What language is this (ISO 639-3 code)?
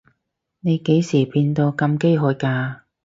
yue